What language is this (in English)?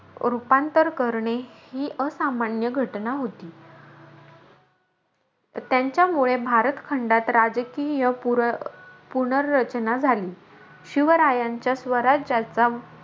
Marathi